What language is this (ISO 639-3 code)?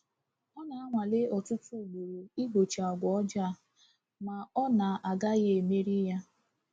ibo